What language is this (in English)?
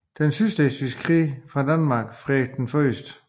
Danish